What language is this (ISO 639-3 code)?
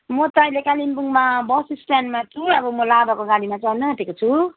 nep